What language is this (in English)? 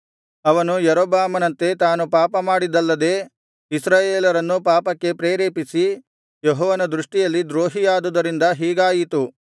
Kannada